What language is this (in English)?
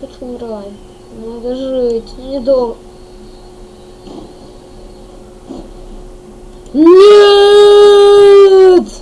Russian